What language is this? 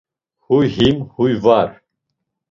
Laz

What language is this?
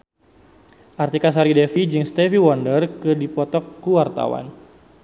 Sundanese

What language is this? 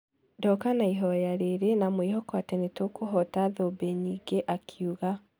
Kikuyu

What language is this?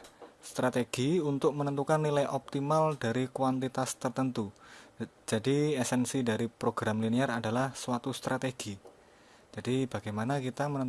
Indonesian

